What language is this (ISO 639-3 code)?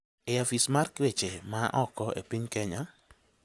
luo